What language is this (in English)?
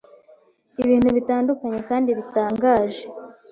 Kinyarwanda